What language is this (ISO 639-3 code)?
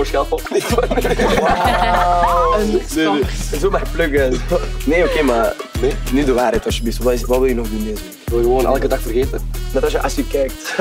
nld